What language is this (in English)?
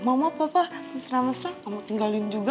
Indonesian